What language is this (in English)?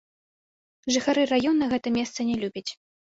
Belarusian